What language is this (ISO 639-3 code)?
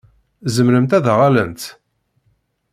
kab